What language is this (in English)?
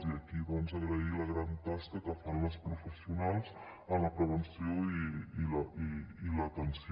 Catalan